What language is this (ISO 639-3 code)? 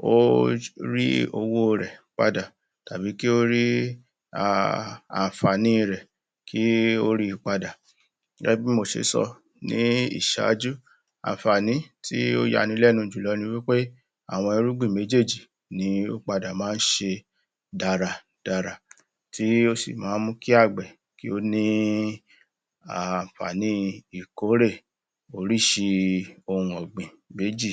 yor